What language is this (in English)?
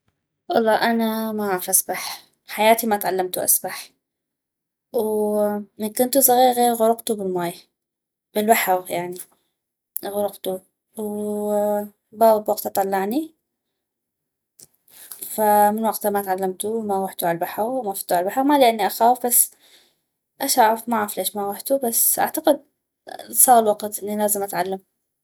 North Mesopotamian Arabic